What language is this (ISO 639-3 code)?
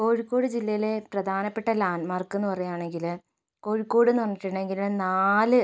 mal